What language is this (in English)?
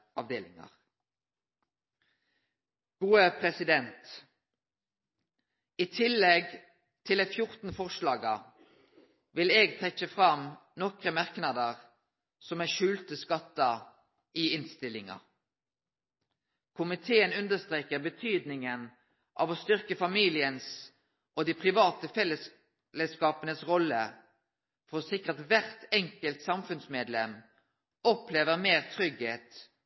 Norwegian Nynorsk